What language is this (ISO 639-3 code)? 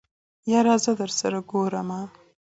pus